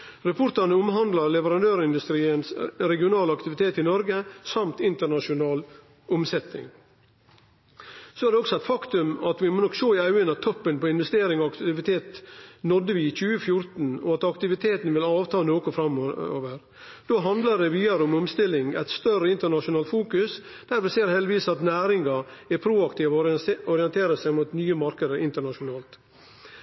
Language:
Norwegian Nynorsk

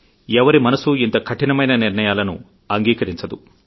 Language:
Telugu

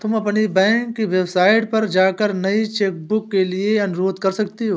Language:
Hindi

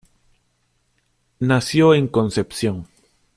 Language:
Spanish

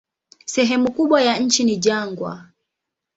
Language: Swahili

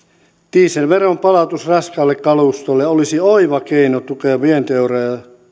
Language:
Finnish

